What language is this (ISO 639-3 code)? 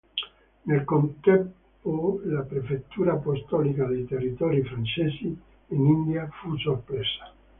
ita